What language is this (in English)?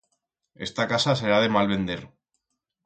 Aragonese